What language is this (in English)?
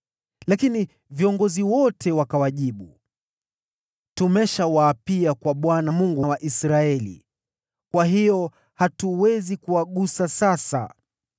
Swahili